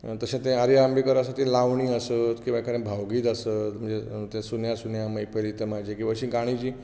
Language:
Konkani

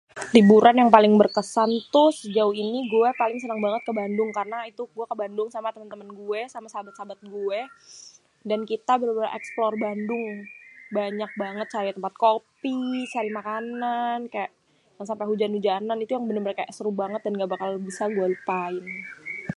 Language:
Betawi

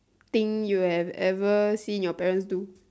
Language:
English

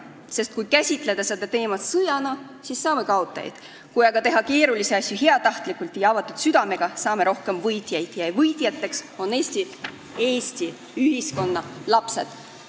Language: Estonian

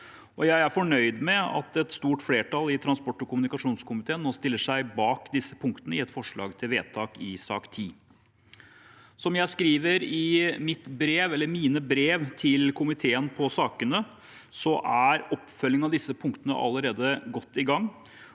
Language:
Norwegian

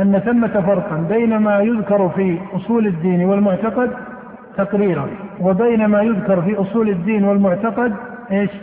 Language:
Arabic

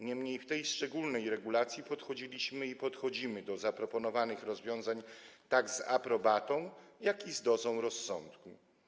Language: Polish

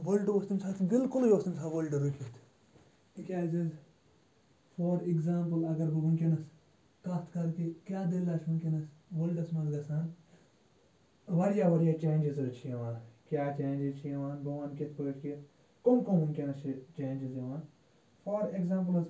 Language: Kashmiri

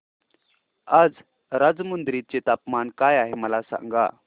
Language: Marathi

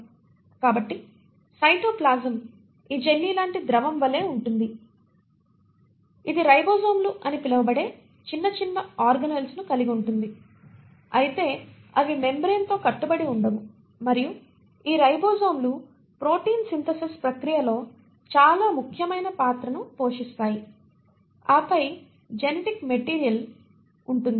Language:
Telugu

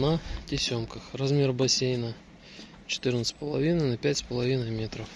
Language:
Russian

